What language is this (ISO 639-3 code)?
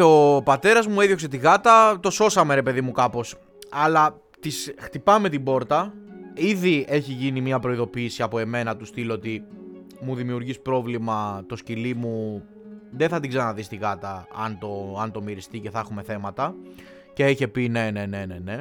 ell